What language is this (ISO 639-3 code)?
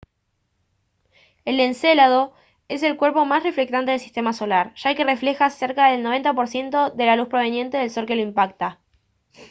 spa